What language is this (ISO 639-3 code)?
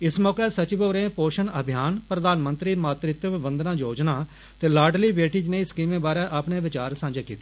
doi